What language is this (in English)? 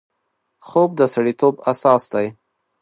Pashto